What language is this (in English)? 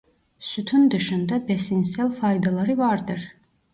Turkish